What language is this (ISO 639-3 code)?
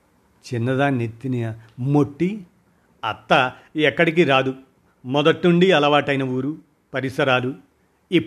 tel